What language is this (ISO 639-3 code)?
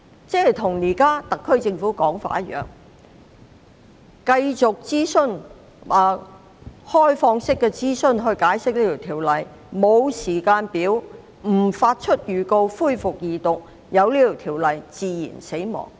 yue